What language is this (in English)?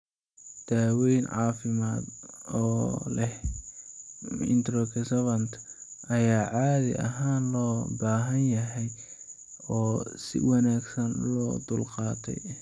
Somali